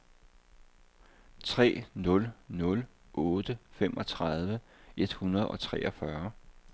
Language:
Danish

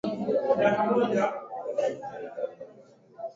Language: Swahili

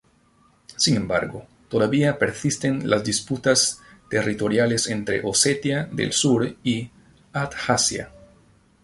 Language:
Spanish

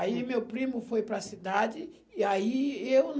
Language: Portuguese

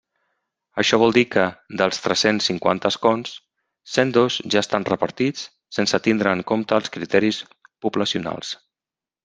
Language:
Catalan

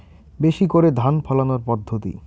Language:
Bangla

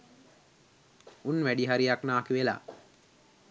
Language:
Sinhala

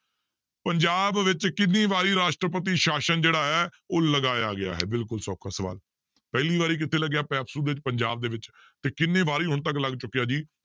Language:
Punjabi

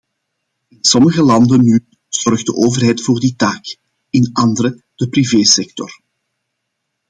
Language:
Dutch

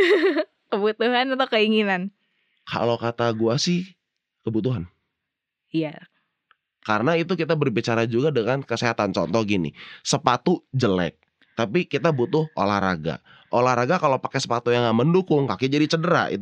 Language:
Indonesian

